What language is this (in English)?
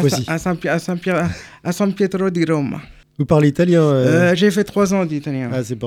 French